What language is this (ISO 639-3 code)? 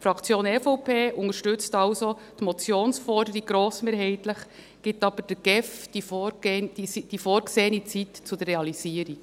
gsw